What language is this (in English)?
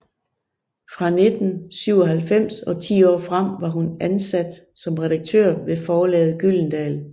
Danish